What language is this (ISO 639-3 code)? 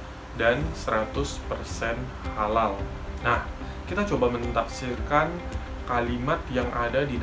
ind